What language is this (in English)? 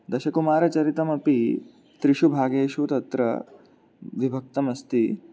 Sanskrit